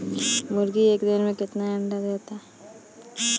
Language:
Bhojpuri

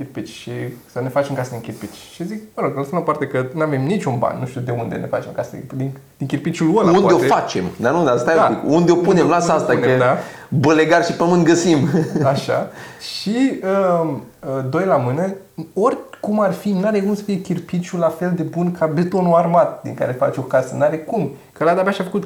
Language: Romanian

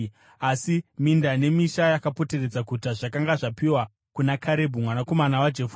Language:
Shona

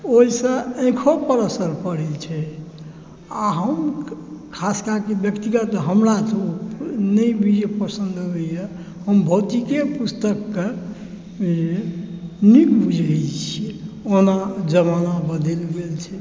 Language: Maithili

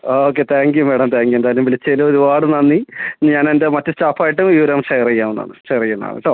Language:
Malayalam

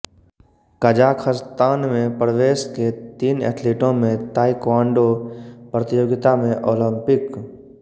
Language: Hindi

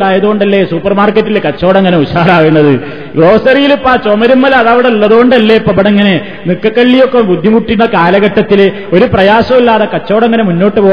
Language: Malayalam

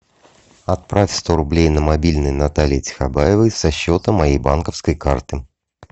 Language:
Russian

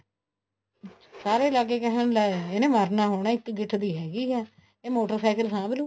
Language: Punjabi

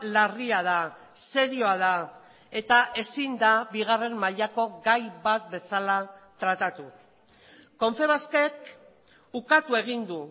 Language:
Basque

